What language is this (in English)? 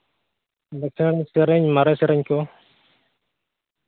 Santali